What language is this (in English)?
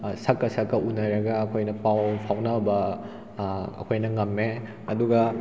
Manipuri